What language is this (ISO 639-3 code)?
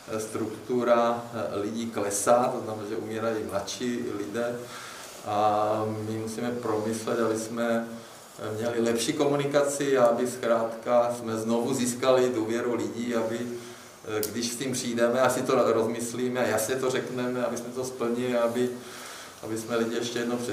ces